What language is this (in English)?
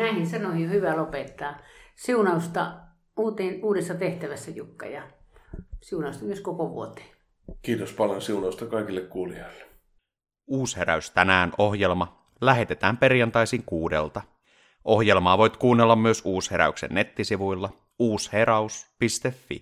Finnish